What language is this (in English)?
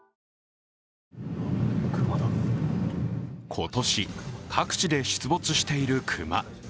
Japanese